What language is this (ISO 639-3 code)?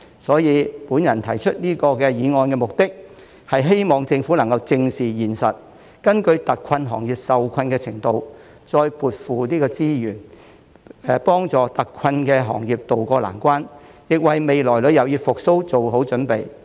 yue